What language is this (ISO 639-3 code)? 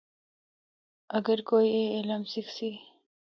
hno